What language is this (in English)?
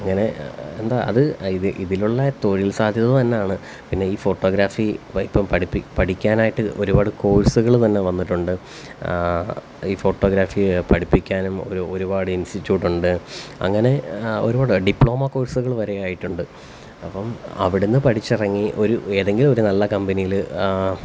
Malayalam